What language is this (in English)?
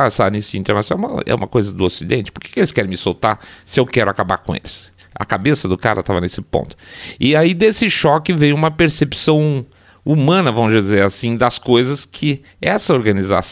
Portuguese